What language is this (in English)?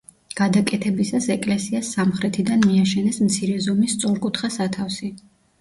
Georgian